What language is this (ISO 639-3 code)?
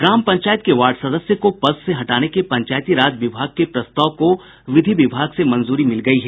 hin